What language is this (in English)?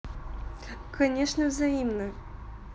Russian